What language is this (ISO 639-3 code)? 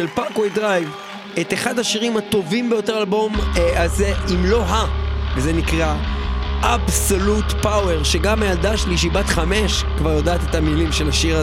heb